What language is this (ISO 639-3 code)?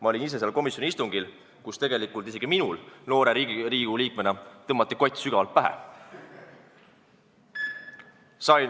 est